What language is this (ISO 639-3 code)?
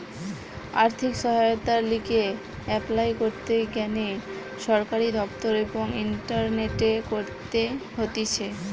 ben